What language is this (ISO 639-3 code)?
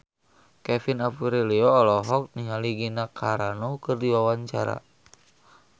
sun